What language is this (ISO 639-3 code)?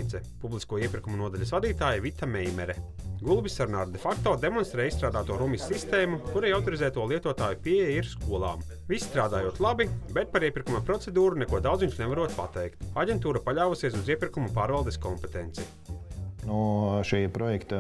lav